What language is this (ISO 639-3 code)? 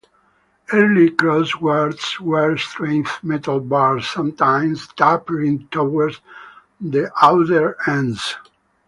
eng